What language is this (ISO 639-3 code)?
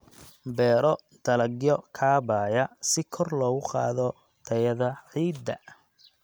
som